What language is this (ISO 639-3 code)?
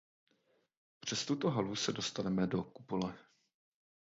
ces